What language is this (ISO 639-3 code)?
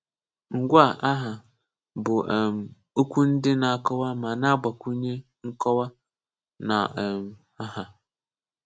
ibo